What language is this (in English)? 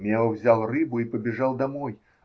Russian